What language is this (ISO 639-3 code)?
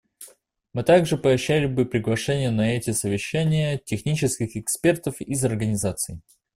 rus